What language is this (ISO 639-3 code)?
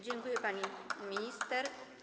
pol